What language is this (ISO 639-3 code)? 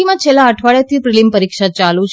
guj